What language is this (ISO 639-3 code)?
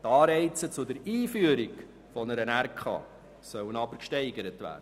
gsw